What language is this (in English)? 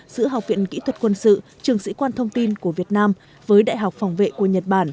Vietnamese